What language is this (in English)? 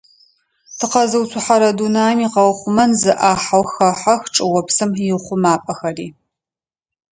Adyghe